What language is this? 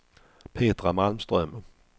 Swedish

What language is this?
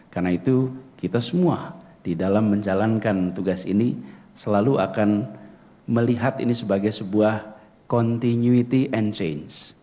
Indonesian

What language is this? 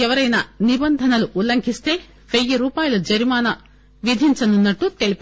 Telugu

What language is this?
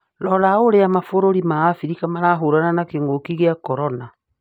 Kikuyu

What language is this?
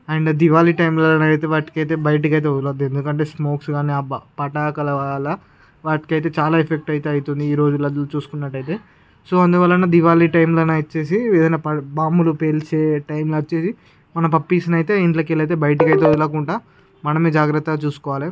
Telugu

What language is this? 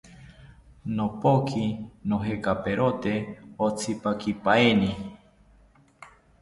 South Ucayali Ashéninka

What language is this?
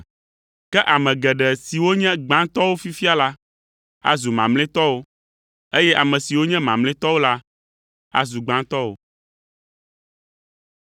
Ewe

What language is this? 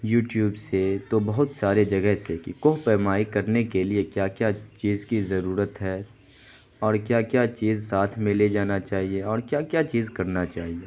Urdu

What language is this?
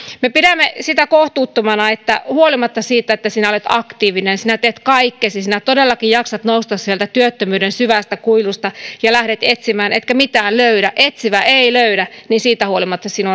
Finnish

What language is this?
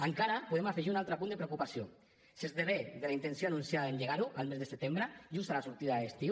Catalan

